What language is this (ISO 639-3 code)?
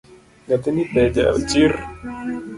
luo